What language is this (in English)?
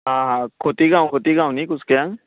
Konkani